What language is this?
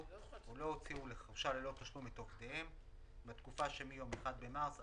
Hebrew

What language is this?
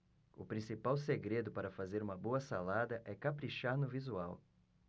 Portuguese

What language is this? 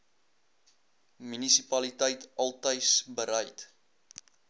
Afrikaans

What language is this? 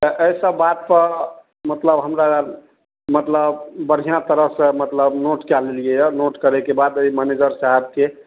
Maithili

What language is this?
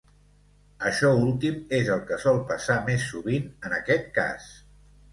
Catalan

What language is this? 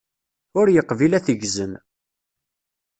Kabyle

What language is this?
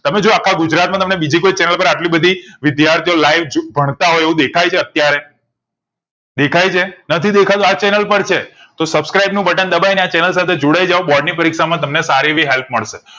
Gujarati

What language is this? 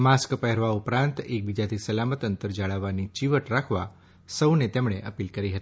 Gujarati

